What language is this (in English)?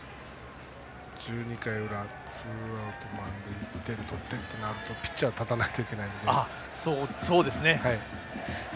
Japanese